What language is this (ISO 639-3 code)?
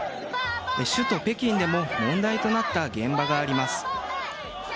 jpn